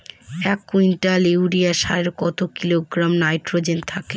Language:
Bangla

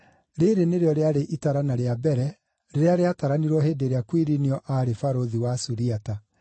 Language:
Kikuyu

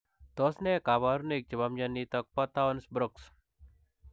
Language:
Kalenjin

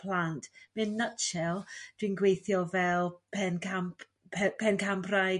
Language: Welsh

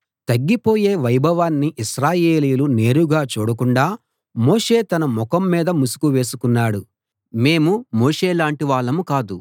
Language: Telugu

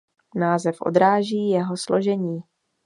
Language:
Czech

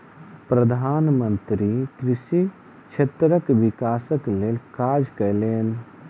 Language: Maithili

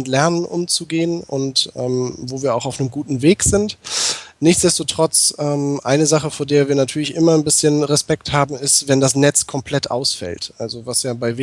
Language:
German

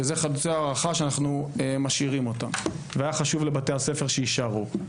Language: Hebrew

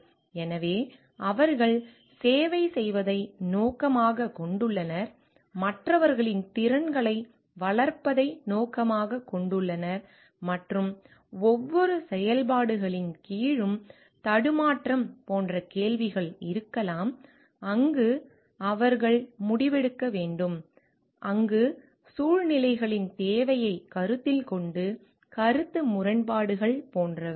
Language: Tamil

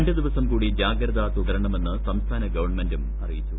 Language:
Malayalam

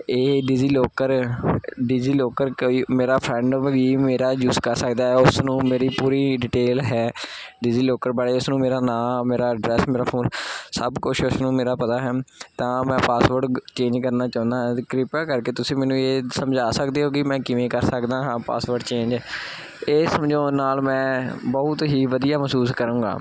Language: Punjabi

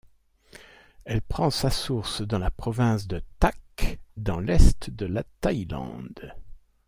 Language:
French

